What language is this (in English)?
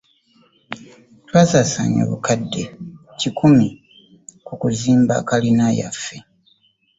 Ganda